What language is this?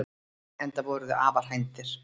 Icelandic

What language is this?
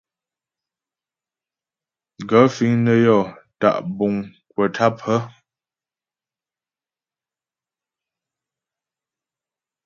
Ghomala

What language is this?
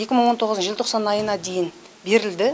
Kazakh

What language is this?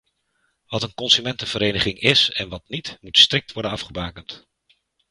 Dutch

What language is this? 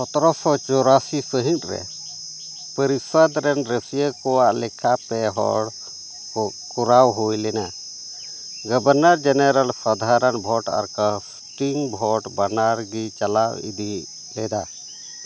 Santali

